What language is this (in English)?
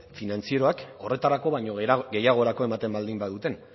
Basque